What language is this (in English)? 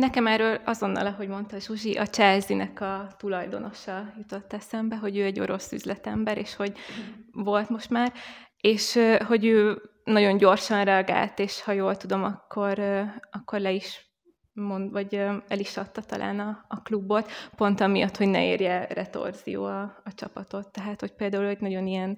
Hungarian